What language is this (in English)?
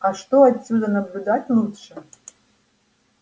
Russian